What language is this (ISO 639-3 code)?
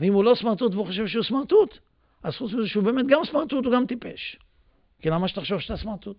heb